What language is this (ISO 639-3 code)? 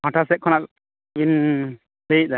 sat